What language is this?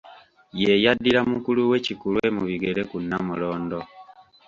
Ganda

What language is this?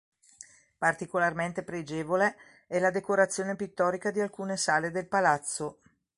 Italian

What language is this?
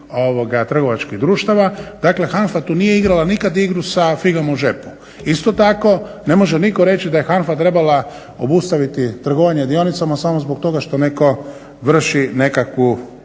Croatian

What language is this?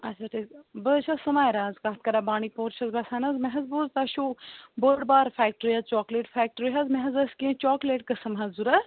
Kashmiri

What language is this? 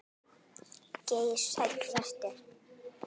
Icelandic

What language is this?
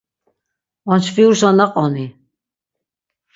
Laz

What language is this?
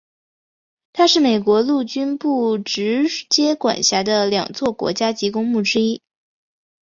Chinese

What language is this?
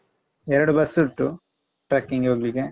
Kannada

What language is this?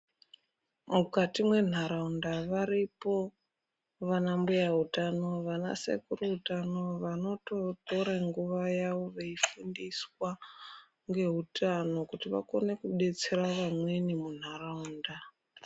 Ndau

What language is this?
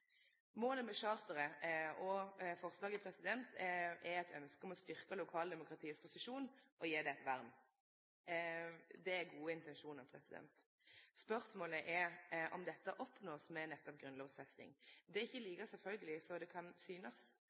Norwegian Nynorsk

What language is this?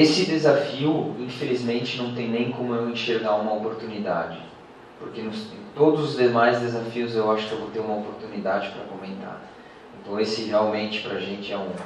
Portuguese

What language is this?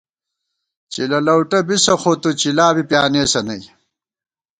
Gawar-Bati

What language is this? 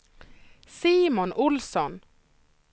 Swedish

